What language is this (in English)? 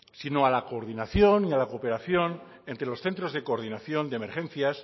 Spanish